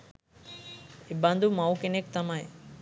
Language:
Sinhala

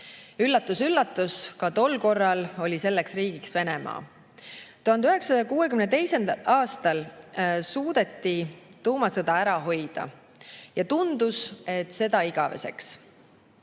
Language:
Estonian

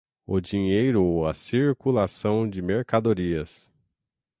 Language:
Portuguese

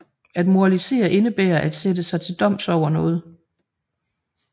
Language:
Danish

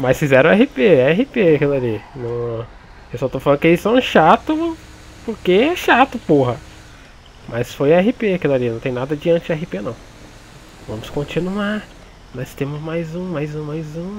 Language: Portuguese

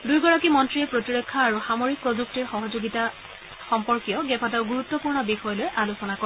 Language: Assamese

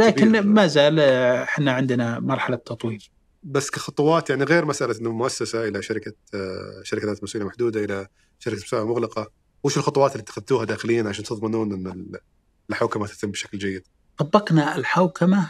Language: Arabic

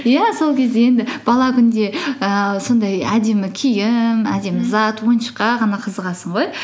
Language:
Kazakh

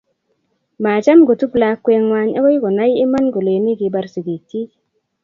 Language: Kalenjin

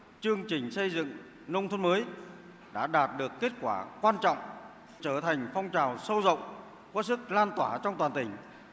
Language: Vietnamese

